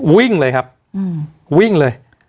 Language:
Thai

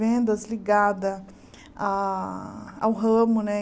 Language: Portuguese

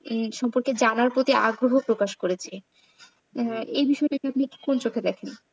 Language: Bangla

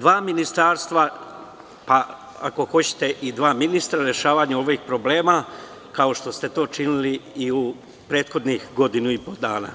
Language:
Serbian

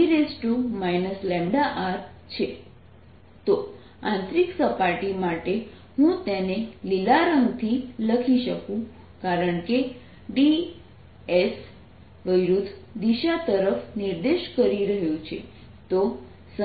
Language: Gujarati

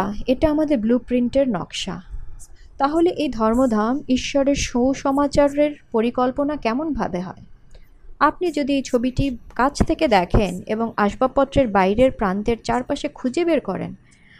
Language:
Bangla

